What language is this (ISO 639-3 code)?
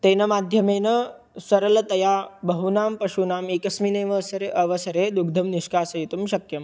san